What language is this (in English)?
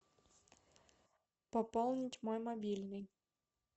Russian